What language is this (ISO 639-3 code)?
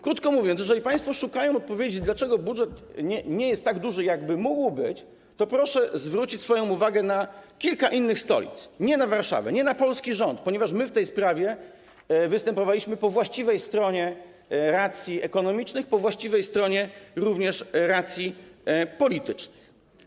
pol